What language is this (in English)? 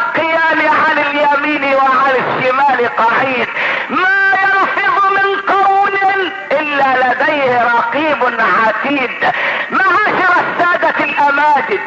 Arabic